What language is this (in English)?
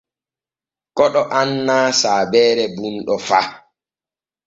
Borgu Fulfulde